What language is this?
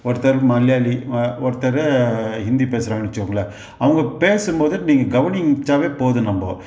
Tamil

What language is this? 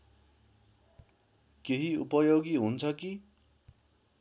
Nepali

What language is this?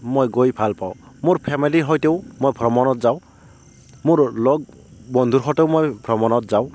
Assamese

